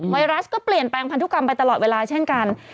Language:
Thai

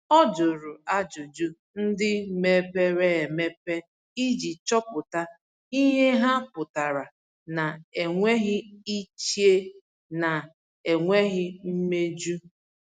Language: Igbo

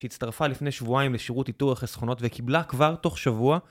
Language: Hebrew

